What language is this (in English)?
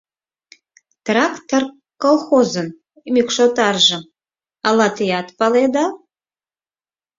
Mari